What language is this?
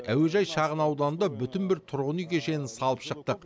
Kazakh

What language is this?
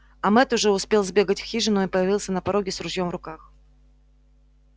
Russian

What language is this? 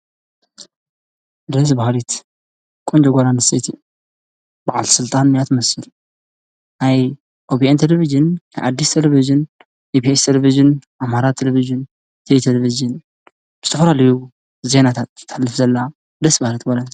Tigrinya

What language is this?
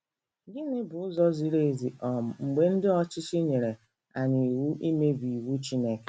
Igbo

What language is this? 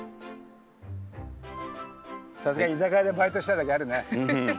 Japanese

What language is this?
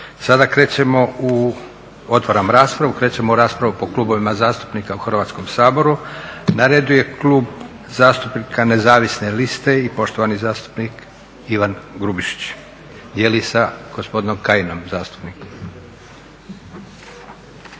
Croatian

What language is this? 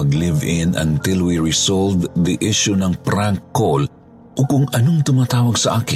Filipino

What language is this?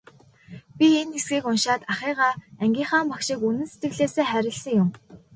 Mongolian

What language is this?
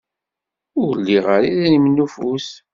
Kabyle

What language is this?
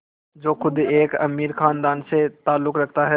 Hindi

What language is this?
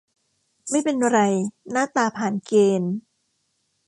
Thai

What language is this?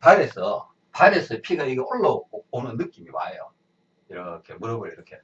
Korean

